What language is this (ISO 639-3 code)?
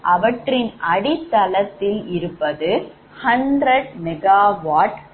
tam